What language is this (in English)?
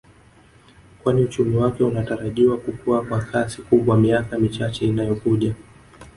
Swahili